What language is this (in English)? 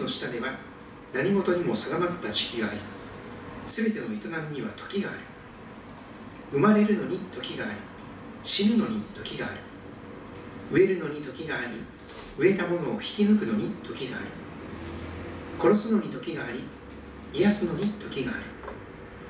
Japanese